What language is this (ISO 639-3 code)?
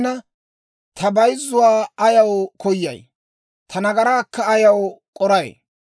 dwr